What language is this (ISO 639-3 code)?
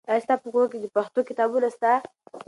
pus